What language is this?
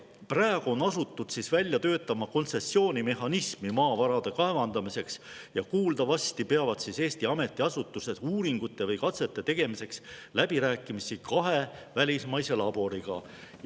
Estonian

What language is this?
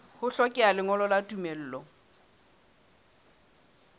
Southern Sotho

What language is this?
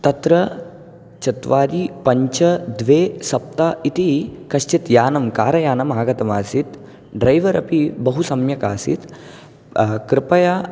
Sanskrit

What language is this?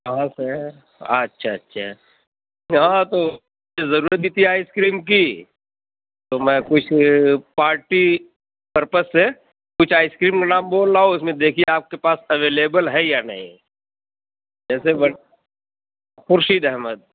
Urdu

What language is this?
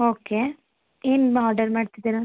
Kannada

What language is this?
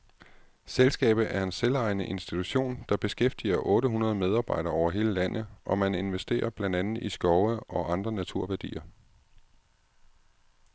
Danish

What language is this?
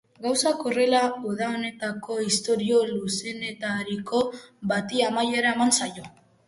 Basque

